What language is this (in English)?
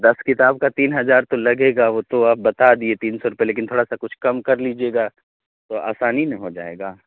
Urdu